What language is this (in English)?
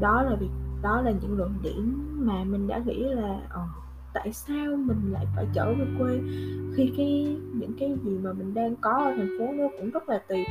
Vietnamese